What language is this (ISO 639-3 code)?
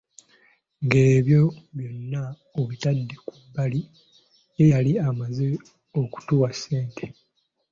lug